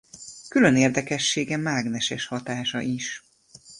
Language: Hungarian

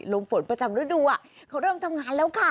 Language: Thai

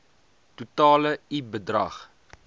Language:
Afrikaans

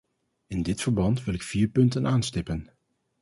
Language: Dutch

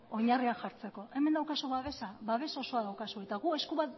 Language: Basque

